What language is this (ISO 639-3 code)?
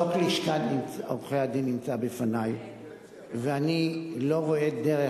heb